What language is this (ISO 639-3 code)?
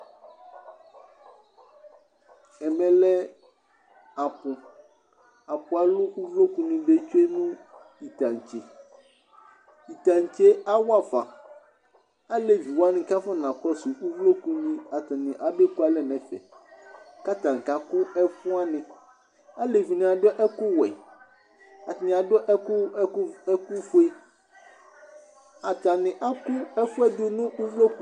kpo